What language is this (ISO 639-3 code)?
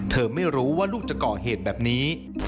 tha